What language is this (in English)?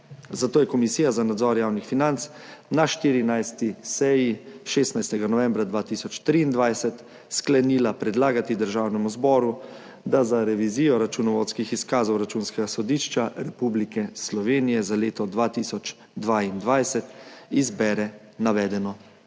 Slovenian